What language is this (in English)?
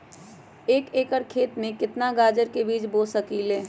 Magahi